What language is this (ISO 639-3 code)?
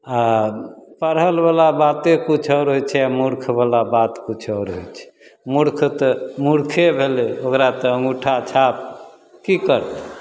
mai